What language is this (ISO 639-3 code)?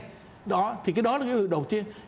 vie